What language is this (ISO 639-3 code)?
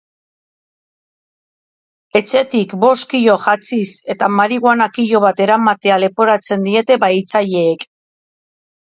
eus